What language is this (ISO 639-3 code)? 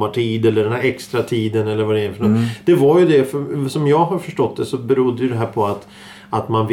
swe